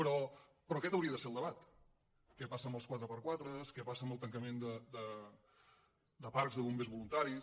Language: Catalan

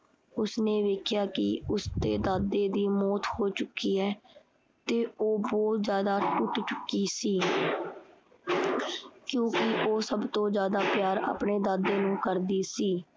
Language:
Punjabi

